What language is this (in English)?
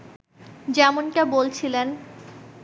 Bangla